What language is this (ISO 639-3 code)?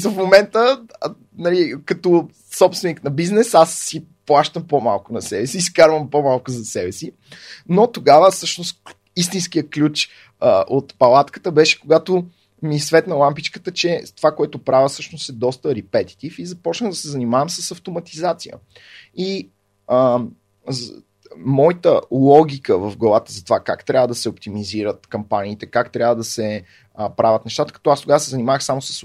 bul